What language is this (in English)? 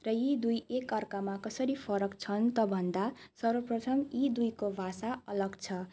Nepali